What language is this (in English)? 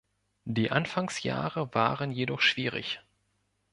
German